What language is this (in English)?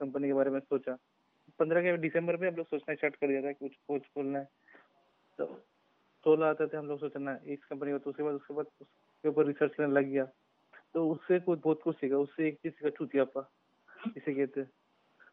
Hindi